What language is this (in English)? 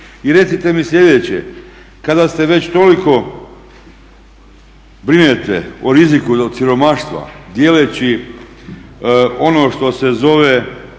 Croatian